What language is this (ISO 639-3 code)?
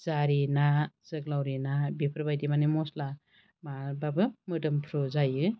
brx